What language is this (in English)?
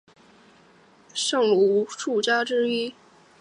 Chinese